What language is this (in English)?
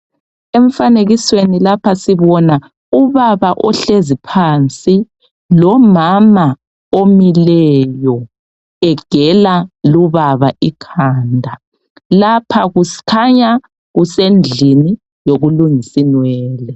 North Ndebele